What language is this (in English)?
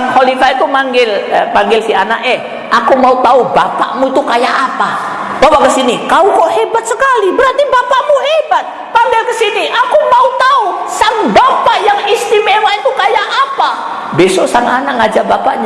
Indonesian